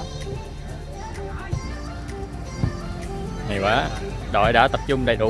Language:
Vietnamese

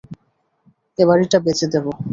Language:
Bangla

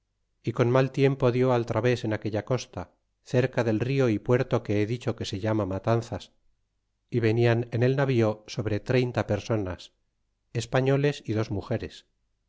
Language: Spanish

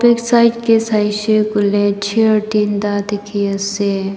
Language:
Naga Pidgin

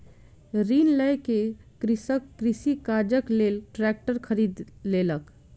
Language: Maithili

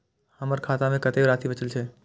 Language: Maithili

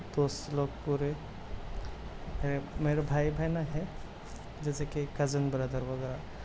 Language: Urdu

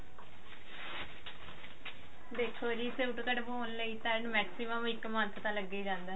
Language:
Punjabi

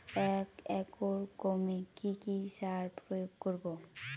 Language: Bangla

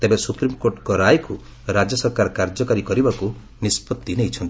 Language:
Odia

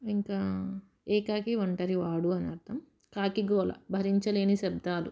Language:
Telugu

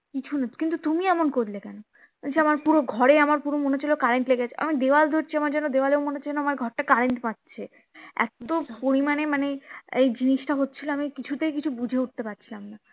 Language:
Bangla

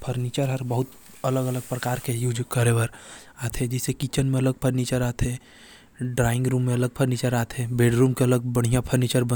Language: Korwa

